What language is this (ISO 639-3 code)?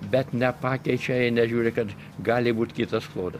lit